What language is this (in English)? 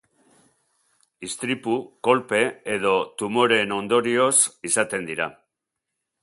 Basque